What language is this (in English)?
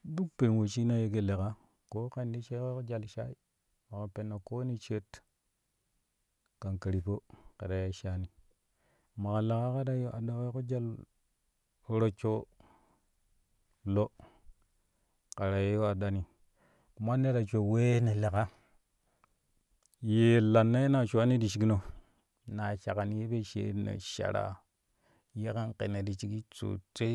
Kushi